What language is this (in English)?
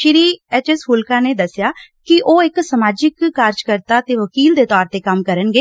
Punjabi